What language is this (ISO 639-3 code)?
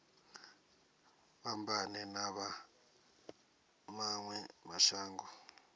ven